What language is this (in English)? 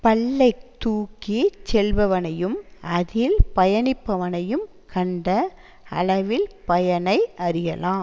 Tamil